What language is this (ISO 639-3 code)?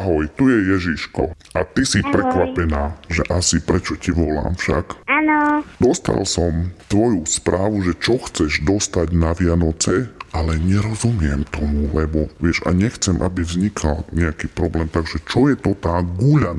slk